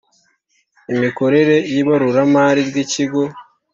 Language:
Kinyarwanda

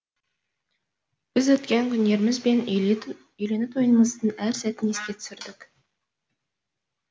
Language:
Kazakh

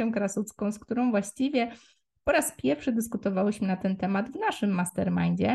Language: Polish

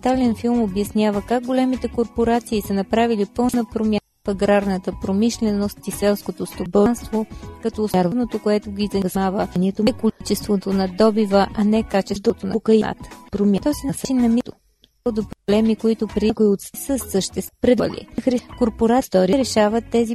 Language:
Bulgarian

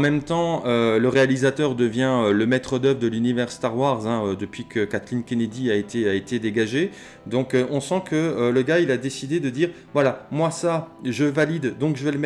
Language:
French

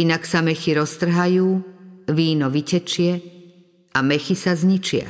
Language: Slovak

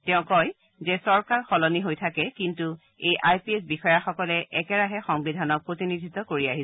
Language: Assamese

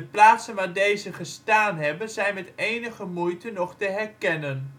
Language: Dutch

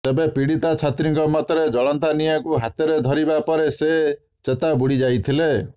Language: Odia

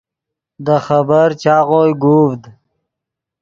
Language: Yidgha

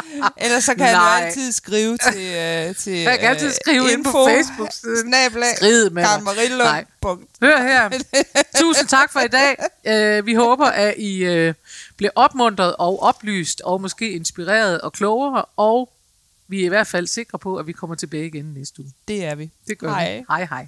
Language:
Danish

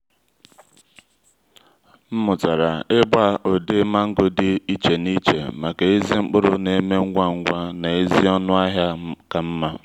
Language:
Igbo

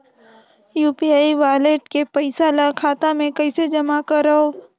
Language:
Chhattisgarhi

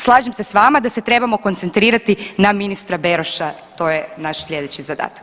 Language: Croatian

